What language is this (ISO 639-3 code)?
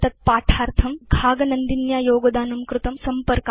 san